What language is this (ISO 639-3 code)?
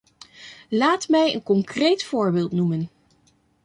nld